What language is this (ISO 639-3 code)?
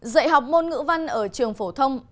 vie